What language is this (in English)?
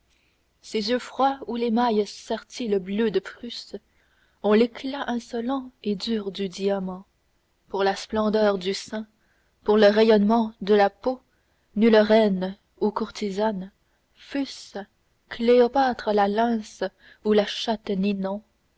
French